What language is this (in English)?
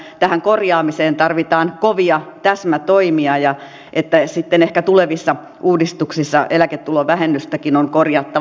Finnish